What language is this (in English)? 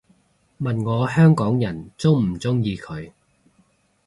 Cantonese